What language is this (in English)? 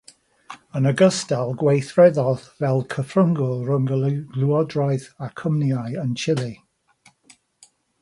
Welsh